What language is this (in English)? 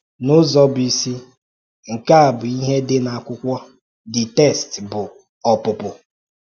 Igbo